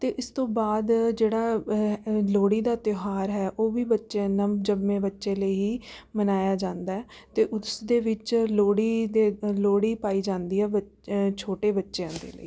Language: Punjabi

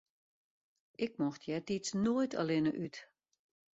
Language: Western Frisian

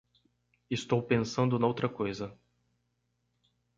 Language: Portuguese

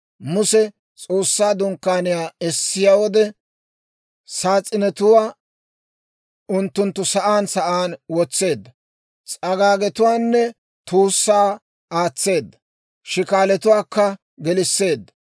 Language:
Dawro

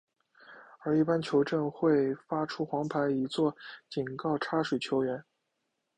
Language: Chinese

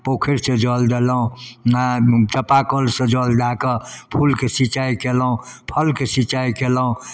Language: Maithili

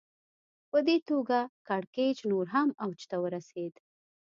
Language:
Pashto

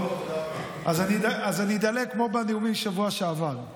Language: Hebrew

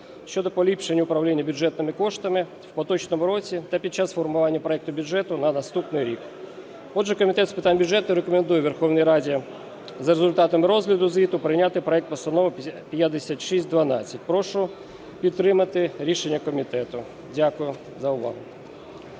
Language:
Ukrainian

